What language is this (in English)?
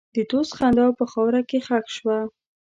Pashto